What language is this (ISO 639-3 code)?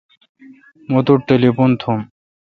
xka